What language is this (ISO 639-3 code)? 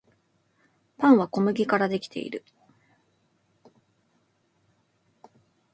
jpn